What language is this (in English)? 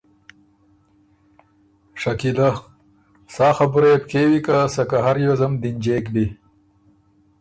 Ormuri